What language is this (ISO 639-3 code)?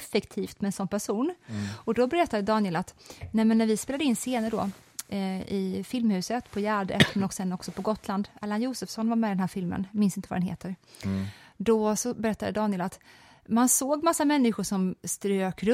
swe